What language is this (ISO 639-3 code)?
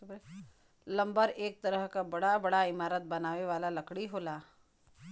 bho